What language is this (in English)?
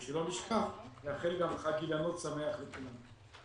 Hebrew